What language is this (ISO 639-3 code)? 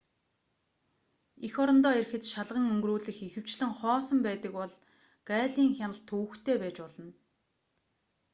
mon